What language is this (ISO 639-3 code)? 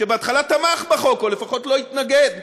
heb